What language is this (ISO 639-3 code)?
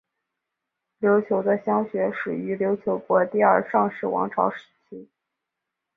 zho